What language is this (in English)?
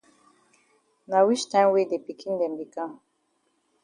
Cameroon Pidgin